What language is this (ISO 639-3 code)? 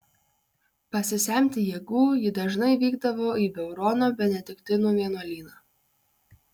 lit